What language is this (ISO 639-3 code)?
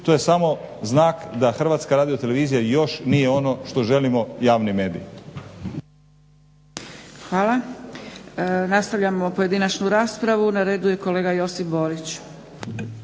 hrv